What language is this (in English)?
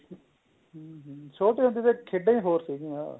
Punjabi